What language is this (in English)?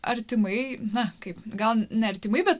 Lithuanian